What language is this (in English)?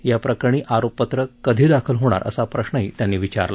Marathi